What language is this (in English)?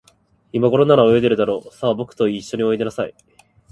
Japanese